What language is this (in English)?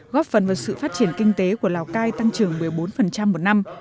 Vietnamese